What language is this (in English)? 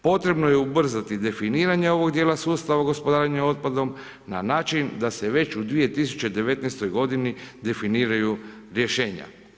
Croatian